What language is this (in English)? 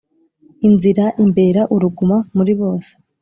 Kinyarwanda